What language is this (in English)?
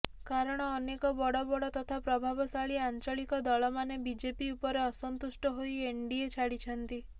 Odia